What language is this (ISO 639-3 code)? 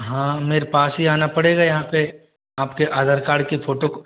hin